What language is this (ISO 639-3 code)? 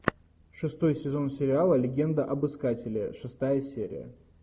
rus